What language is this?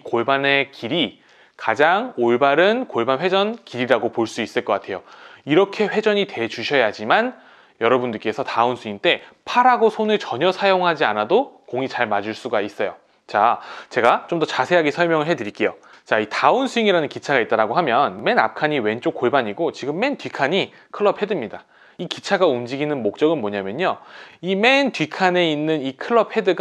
Korean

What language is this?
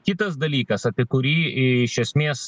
Lithuanian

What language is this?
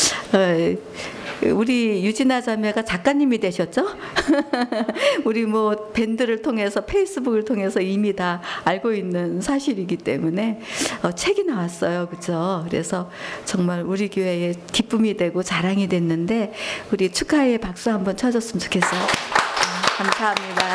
Korean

